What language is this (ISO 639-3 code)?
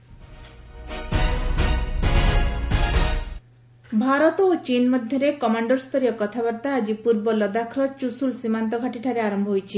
ori